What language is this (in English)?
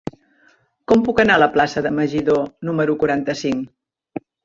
Catalan